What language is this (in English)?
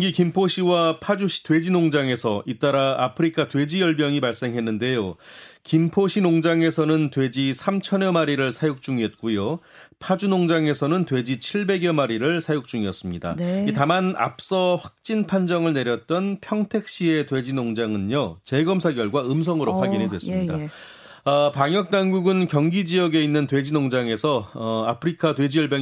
Korean